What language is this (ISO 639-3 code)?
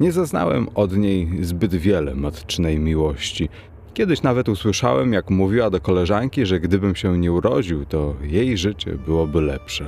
pol